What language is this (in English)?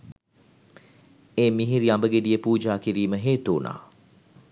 Sinhala